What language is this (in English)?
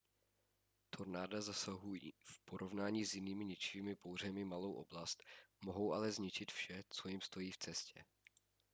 Czech